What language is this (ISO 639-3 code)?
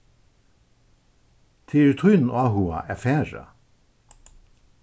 fao